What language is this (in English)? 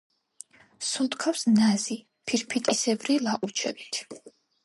Georgian